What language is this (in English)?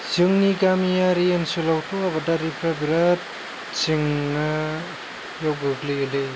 Bodo